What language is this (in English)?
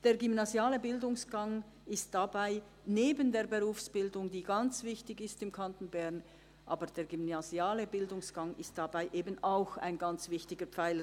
Swiss German